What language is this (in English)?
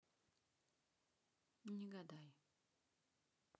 Russian